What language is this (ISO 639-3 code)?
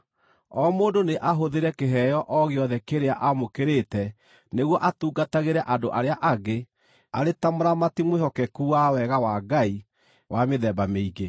kik